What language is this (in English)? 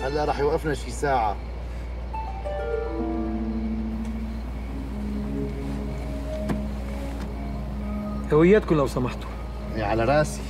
Arabic